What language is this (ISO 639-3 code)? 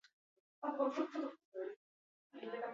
eus